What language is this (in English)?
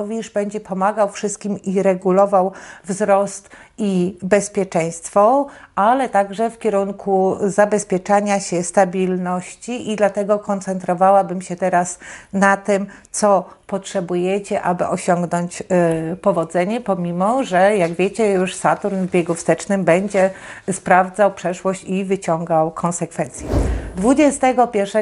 Polish